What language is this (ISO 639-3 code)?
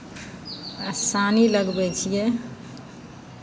mai